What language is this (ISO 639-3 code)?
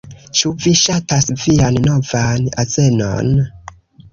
epo